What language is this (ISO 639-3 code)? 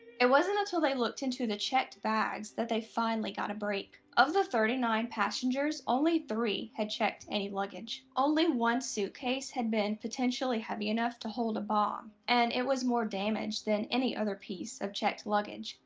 eng